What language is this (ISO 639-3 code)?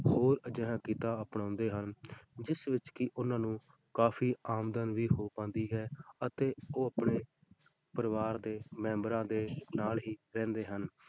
pan